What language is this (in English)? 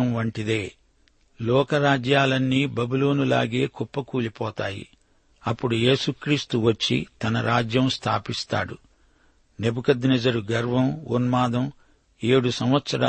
Telugu